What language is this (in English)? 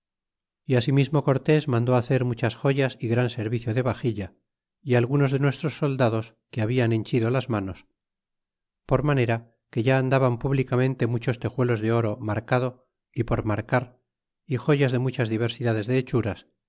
Spanish